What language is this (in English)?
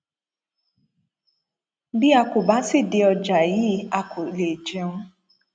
Yoruba